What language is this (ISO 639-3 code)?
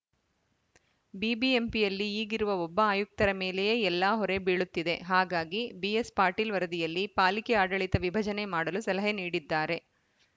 kan